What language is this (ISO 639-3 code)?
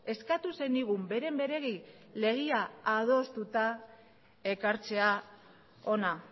eus